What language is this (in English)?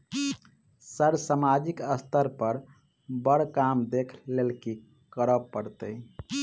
Maithili